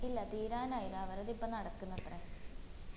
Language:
Malayalam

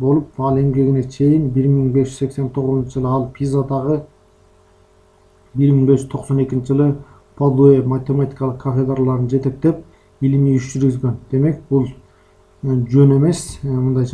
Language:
Turkish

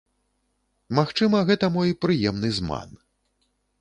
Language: Belarusian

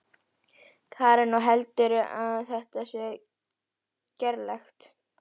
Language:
Icelandic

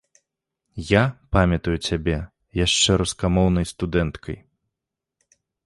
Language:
Belarusian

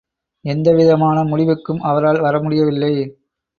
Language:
Tamil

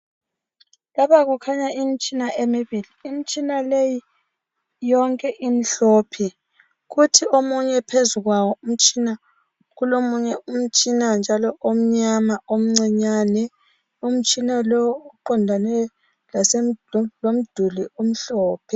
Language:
North Ndebele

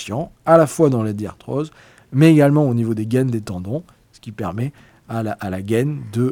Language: French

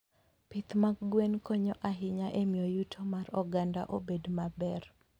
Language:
Luo (Kenya and Tanzania)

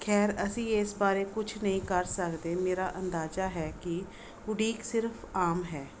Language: Punjabi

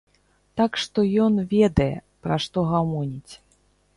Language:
Belarusian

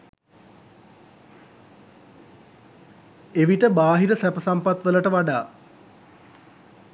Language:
Sinhala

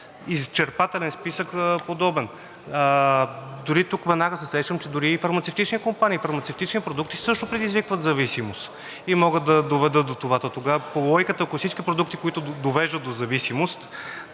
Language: Bulgarian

